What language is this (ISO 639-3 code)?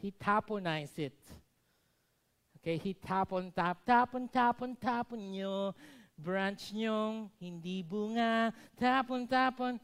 fil